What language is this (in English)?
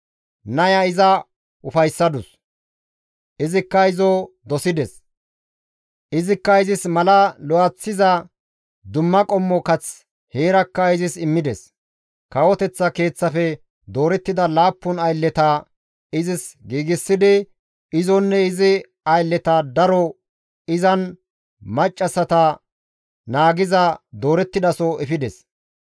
Gamo